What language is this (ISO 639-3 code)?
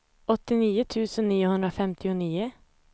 swe